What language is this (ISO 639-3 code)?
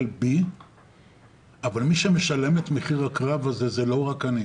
heb